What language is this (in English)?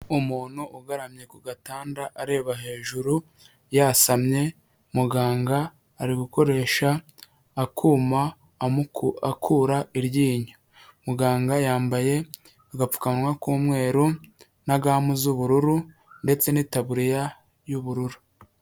Kinyarwanda